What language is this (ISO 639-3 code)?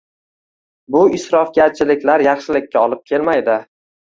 uzb